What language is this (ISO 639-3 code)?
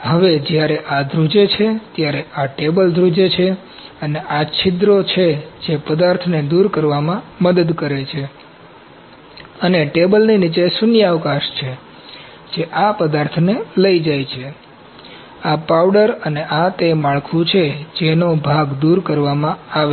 guj